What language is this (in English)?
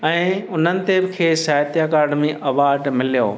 Sindhi